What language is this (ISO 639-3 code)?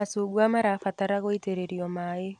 kik